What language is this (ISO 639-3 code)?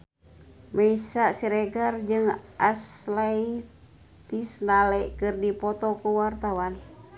sun